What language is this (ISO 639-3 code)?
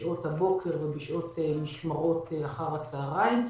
heb